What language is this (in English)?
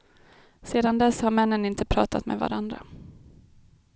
Swedish